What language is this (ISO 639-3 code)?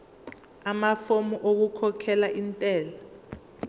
zul